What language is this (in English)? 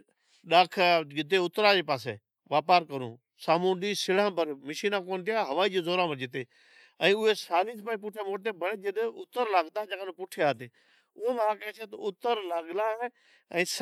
Od